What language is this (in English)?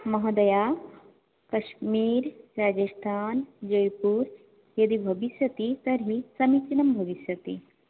Sanskrit